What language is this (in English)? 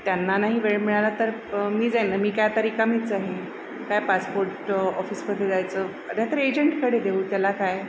Marathi